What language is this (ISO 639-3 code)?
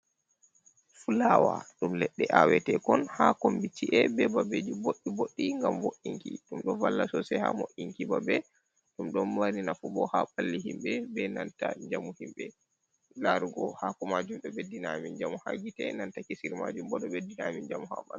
ful